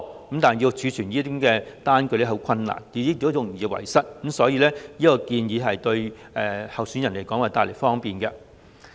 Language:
Cantonese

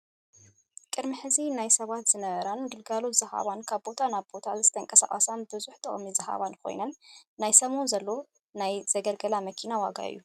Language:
Tigrinya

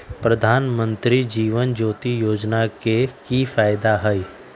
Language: Magahi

